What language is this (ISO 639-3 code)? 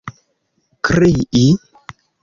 epo